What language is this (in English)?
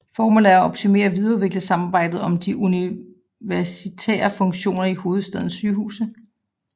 Danish